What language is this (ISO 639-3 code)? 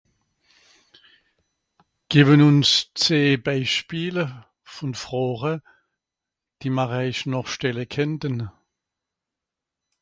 gsw